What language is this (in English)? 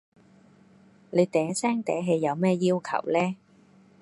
Cantonese